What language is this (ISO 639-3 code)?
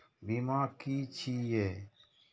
mai